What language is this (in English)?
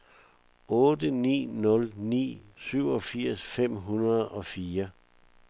Danish